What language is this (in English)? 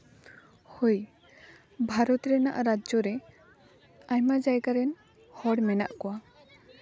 Santali